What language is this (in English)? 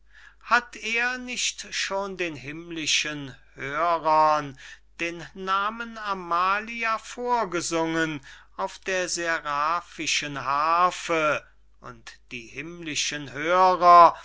German